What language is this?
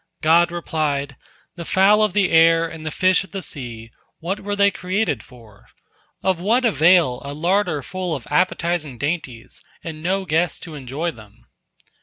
English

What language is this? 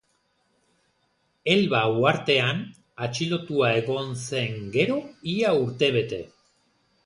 Basque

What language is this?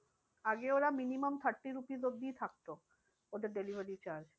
Bangla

